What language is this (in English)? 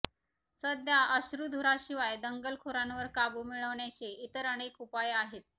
Marathi